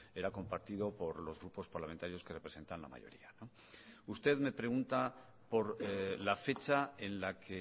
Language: Spanish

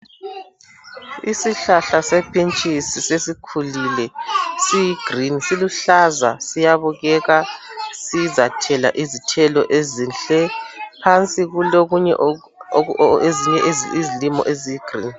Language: North Ndebele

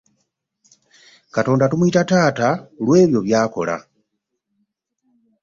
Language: Ganda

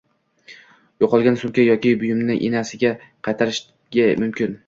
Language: Uzbek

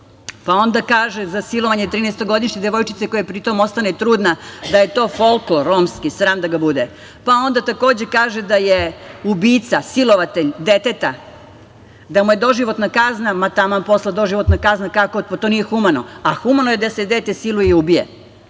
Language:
Serbian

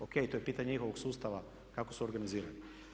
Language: Croatian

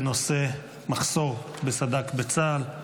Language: Hebrew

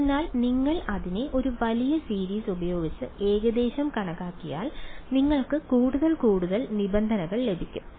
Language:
Malayalam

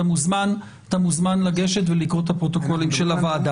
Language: Hebrew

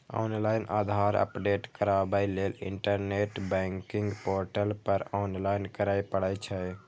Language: Maithili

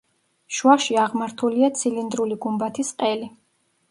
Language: Georgian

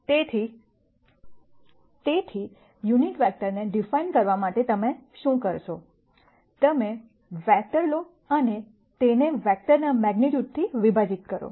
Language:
Gujarati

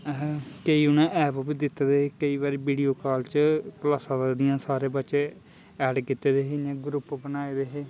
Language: Dogri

